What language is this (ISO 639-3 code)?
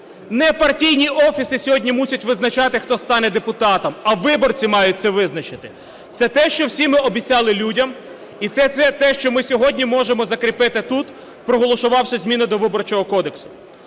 ukr